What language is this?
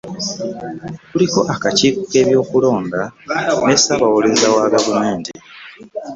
Ganda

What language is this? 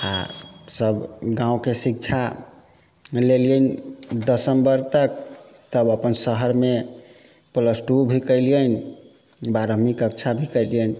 Maithili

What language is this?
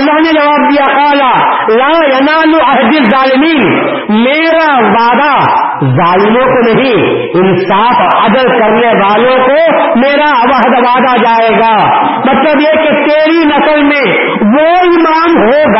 Urdu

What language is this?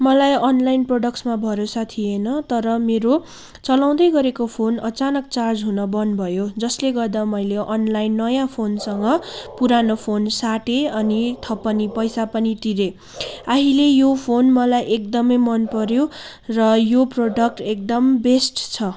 Nepali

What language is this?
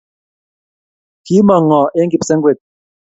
Kalenjin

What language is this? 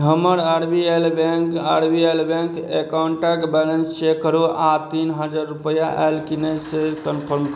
Maithili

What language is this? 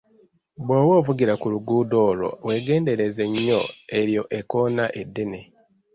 Ganda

